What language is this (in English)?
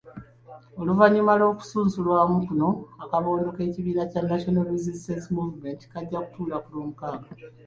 Ganda